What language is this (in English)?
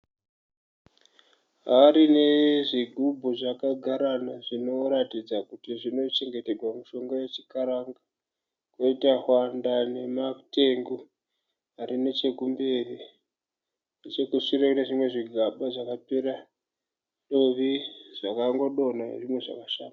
Shona